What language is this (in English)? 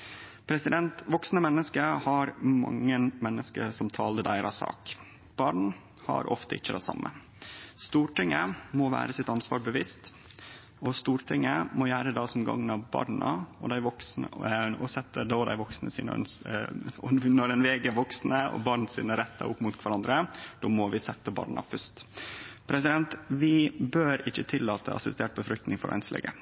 Norwegian Nynorsk